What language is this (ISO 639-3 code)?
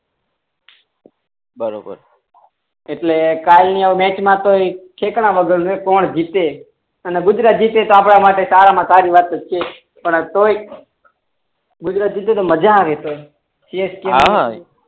guj